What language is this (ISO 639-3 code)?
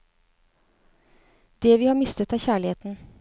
nor